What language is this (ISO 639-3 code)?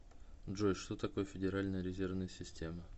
rus